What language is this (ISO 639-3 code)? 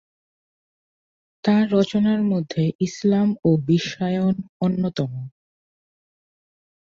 ben